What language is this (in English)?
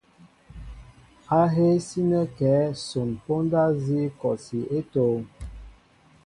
Mbo (Cameroon)